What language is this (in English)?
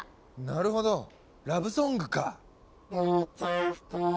Japanese